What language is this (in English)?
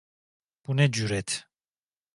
Turkish